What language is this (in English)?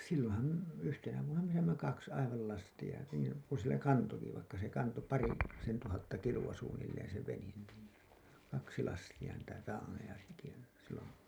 Finnish